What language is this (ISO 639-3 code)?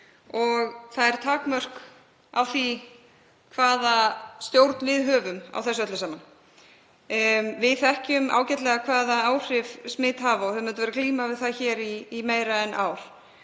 isl